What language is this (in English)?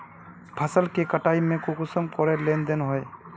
Magahi